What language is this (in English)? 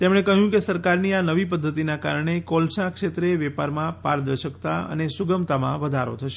Gujarati